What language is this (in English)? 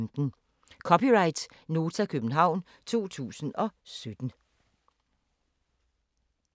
Danish